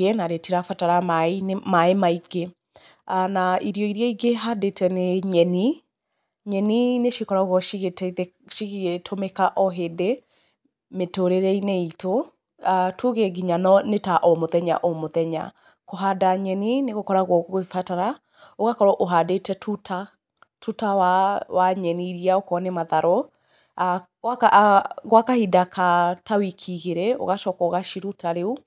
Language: Kikuyu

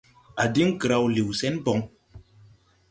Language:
Tupuri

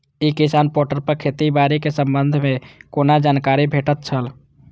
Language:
Maithili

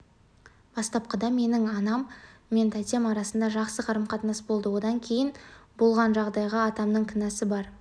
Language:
Kazakh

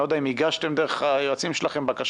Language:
Hebrew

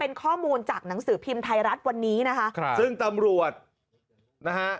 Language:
Thai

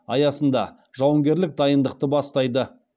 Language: Kazakh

